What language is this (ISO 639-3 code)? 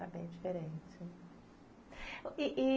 por